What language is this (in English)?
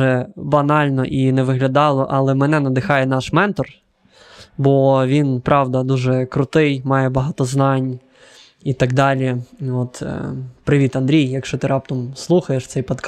Ukrainian